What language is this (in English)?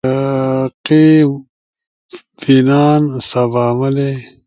Ushojo